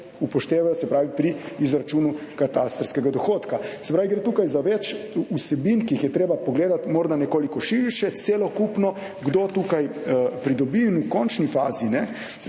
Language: Slovenian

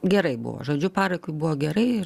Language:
Lithuanian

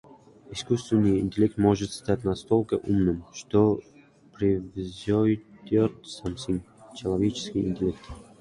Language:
Russian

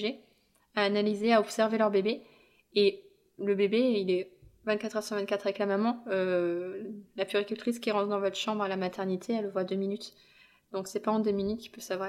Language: French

